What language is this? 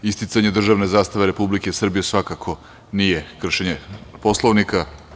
Serbian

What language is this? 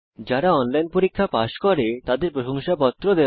Bangla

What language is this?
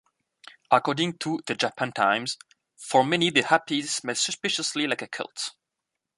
English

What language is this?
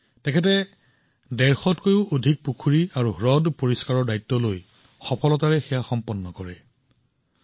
Assamese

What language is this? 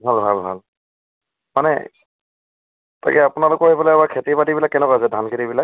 Assamese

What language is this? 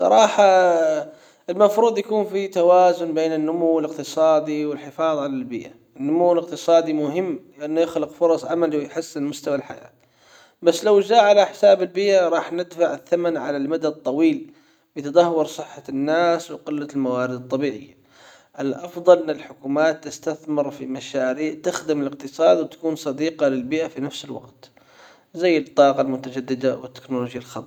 Hijazi Arabic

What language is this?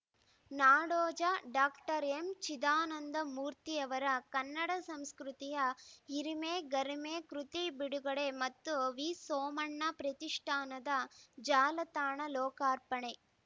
Kannada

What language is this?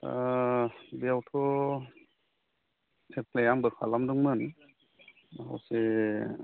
Bodo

